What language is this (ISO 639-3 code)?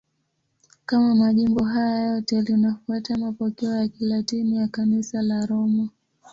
swa